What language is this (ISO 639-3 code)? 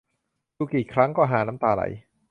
tha